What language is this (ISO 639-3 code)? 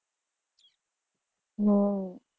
guj